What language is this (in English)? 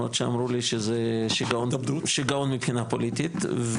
Hebrew